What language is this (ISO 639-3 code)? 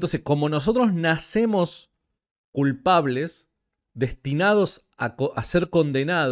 spa